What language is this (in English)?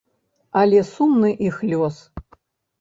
Belarusian